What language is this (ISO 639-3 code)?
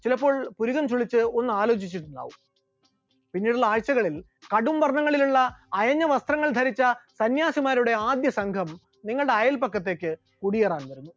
mal